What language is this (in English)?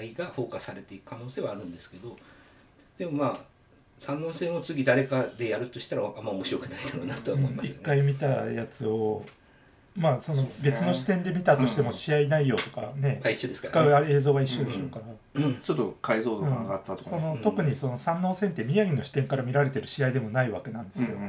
Japanese